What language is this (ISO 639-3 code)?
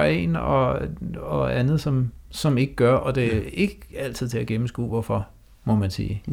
dan